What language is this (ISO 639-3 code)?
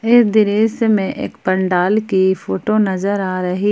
hin